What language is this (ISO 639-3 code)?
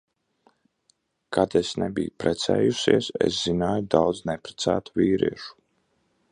lav